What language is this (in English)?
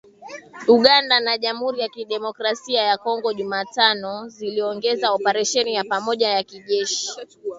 Swahili